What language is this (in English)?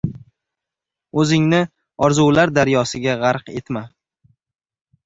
Uzbek